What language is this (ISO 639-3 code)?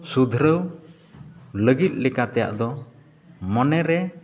sat